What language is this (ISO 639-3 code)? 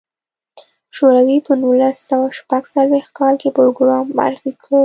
pus